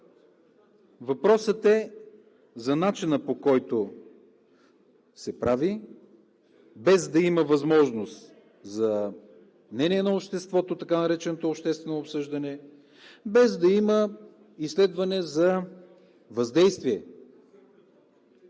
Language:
Bulgarian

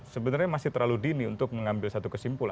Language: Indonesian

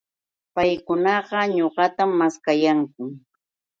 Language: Yauyos Quechua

